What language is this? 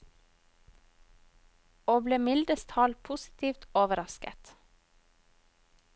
Norwegian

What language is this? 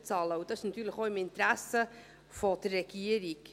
Swiss German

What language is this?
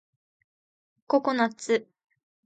Japanese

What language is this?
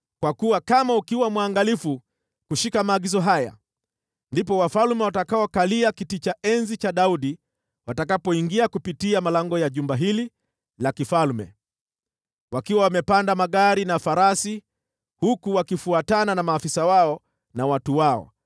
Swahili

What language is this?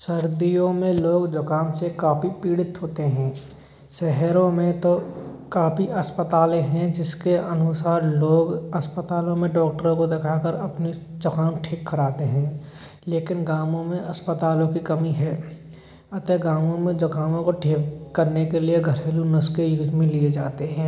Hindi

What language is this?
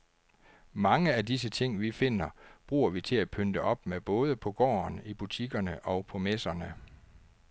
Danish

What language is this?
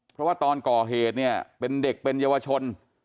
Thai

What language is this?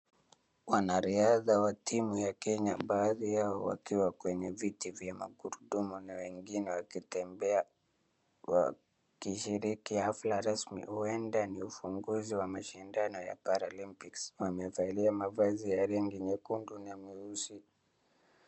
Swahili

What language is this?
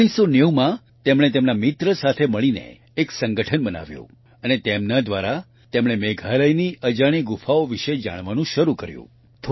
Gujarati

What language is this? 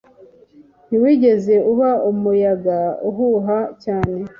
Kinyarwanda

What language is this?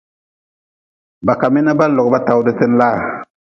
Nawdm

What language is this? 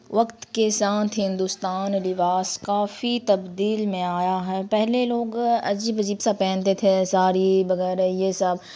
Urdu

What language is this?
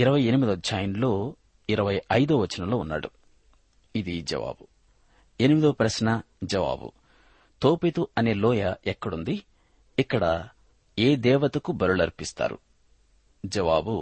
Telugu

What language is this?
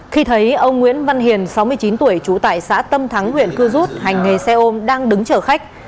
Vietnamese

